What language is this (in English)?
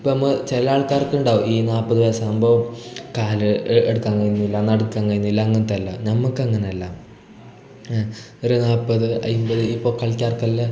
Malayalam